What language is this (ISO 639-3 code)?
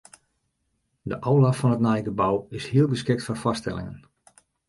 fry